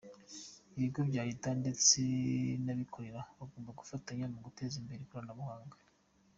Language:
Kinyarwanda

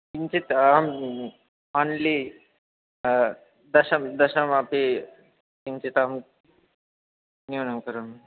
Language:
Sanskrit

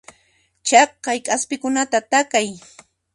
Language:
Puno Quechua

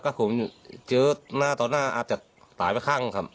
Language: Thai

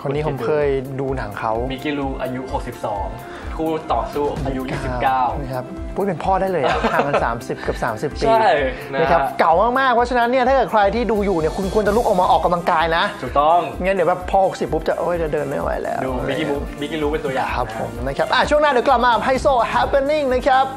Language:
Thai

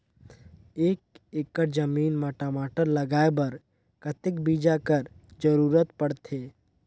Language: Chhattisgarhi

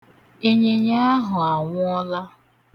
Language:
Igbo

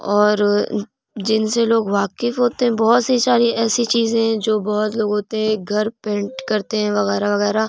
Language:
Urdu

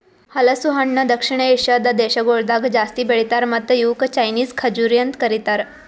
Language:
Kannada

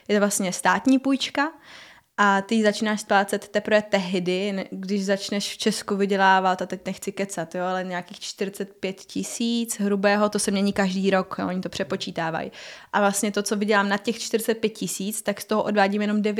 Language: Czech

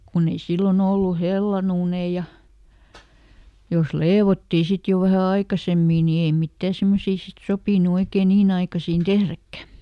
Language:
Finnish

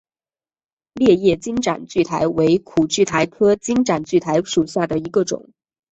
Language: Chinese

